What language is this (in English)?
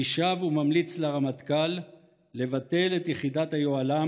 Hebrew